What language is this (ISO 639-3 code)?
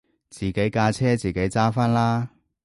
yue